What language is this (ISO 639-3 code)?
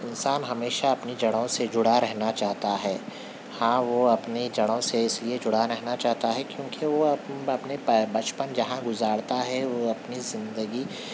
urd